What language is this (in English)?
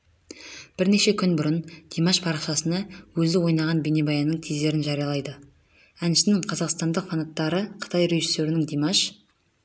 Kazakh